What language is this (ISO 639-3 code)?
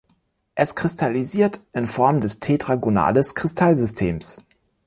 deu